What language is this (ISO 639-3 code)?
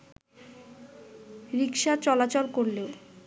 ben